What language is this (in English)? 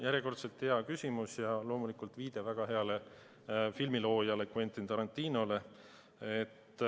Estonian